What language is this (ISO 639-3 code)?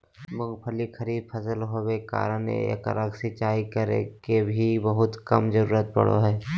mag